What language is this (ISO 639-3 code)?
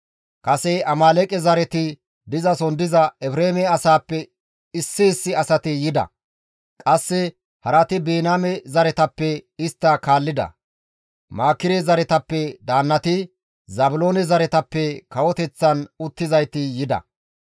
gmv